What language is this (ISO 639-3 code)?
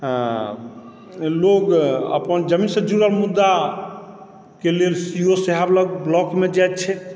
mai